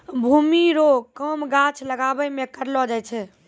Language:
Maithili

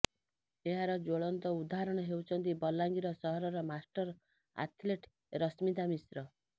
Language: Odia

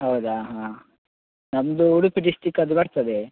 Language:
Kannada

